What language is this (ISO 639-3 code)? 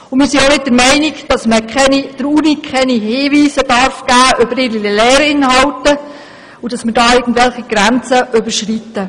gsw